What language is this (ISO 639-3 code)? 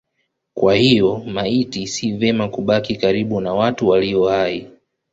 swa